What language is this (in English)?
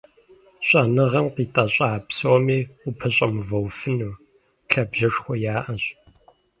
Kabardian